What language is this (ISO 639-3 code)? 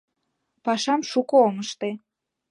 chm